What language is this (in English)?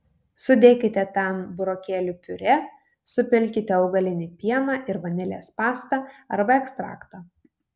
Lithuanian